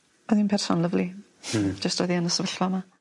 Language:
Welsh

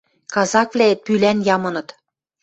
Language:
Western Mari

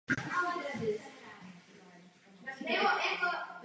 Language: Czech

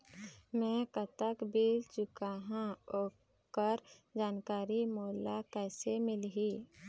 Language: Chhattisgarhi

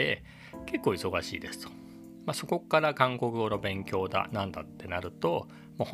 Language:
Japanese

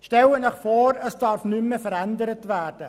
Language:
Swiss German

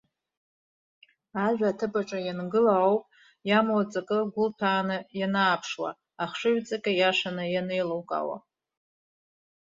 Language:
Abkhazian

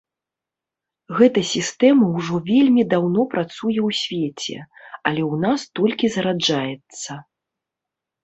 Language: Belarusian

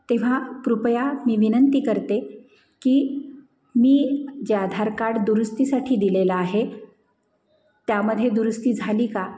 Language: Marathi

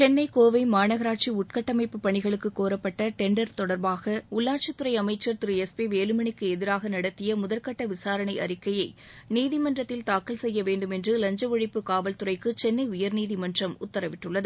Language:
Tamil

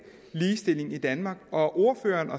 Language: Danish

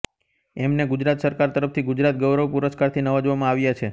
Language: Gujarati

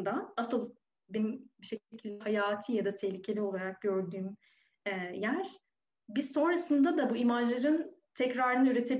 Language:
Turkish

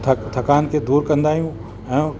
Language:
Sindhi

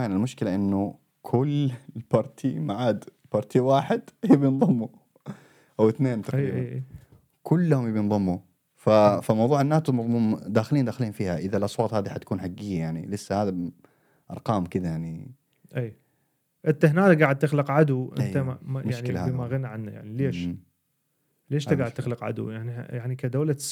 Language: Arabic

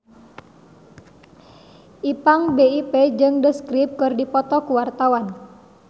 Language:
Sundanese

